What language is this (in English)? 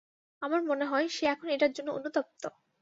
Bangla